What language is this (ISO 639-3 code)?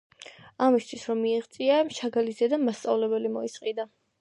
kat